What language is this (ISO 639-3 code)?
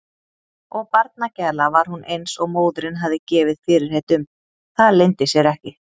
isl